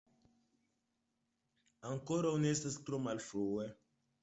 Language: Esperanto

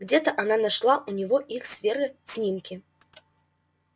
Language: Russian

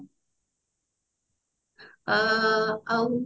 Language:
Odia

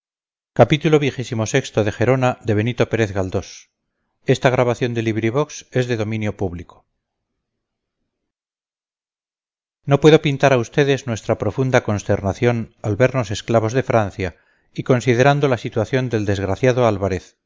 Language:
Spanish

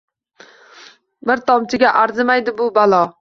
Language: Uzbek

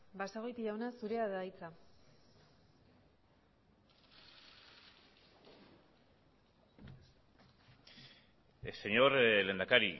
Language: Basque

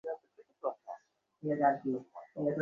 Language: Bangla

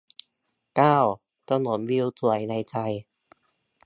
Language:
Thai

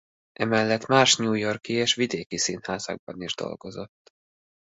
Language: Hungarian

